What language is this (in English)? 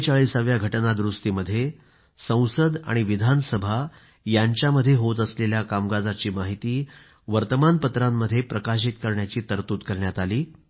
Marathi